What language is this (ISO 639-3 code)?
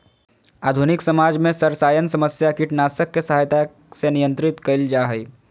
mag